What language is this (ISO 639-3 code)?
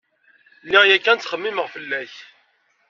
kab